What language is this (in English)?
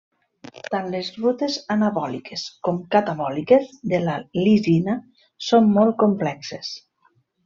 Catalan